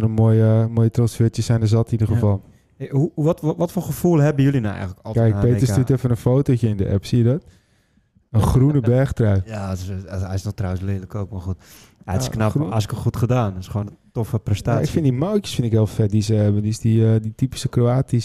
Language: Dutch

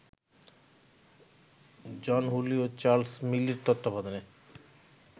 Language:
Bangla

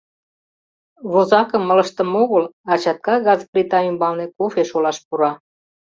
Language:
Mari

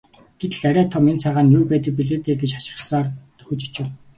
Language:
Mongolian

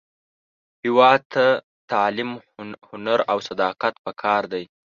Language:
Pashto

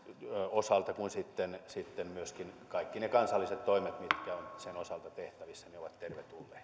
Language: Finnish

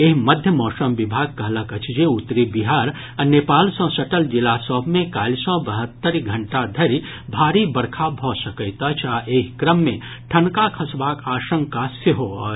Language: Maithili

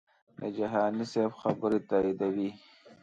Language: Pashto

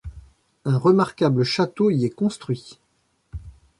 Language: French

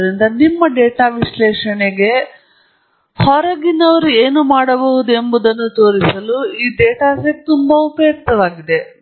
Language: Kannada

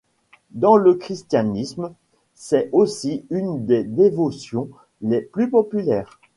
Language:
French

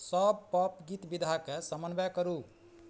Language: Maithili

